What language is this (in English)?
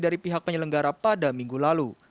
Indonesian